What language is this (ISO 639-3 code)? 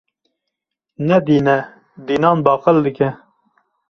kur